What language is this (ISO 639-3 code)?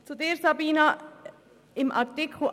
gsw